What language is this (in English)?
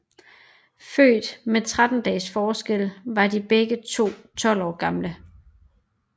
Danish